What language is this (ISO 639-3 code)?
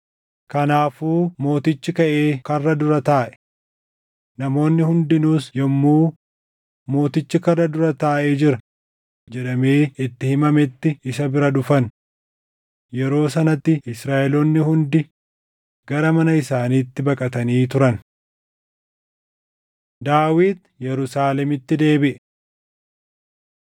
orm